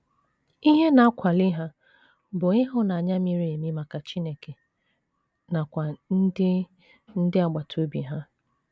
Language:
Igbo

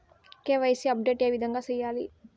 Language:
Telugu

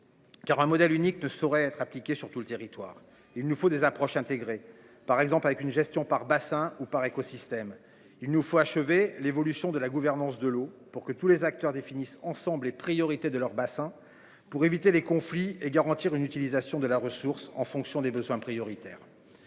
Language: French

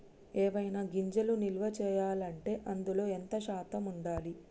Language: Telugu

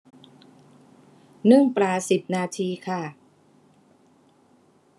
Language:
Thai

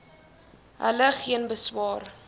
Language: Afrikaans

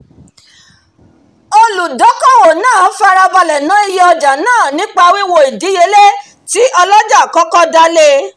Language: Yoruba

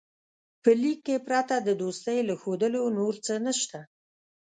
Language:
Pashto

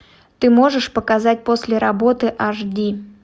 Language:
Russian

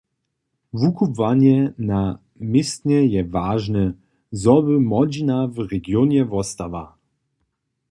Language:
Upper Sorbian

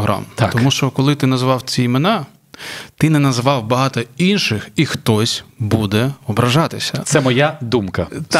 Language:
Ukrainian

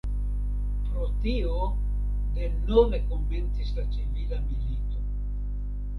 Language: Esperanto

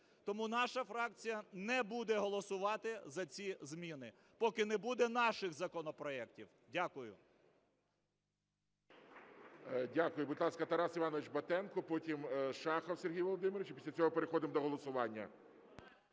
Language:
Ukrainian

